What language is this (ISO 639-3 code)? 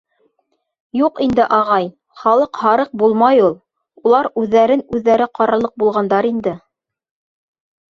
bak